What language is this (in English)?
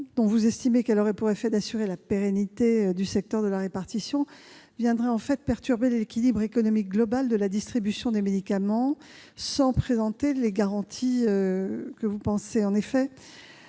French